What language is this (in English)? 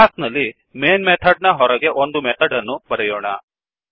Kannada